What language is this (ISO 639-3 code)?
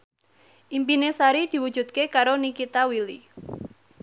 jav